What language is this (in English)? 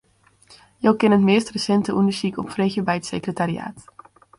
Western Frisian